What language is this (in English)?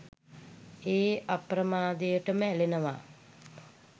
Sinhala